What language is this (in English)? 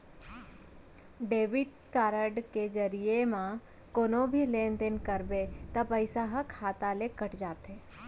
Chhattisgarhi